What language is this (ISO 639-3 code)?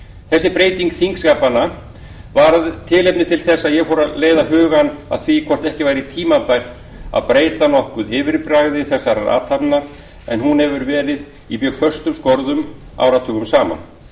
isl